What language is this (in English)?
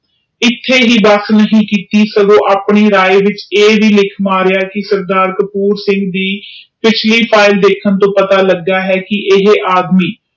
Punjabi